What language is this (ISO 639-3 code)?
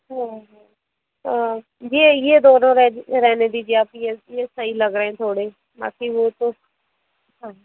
hin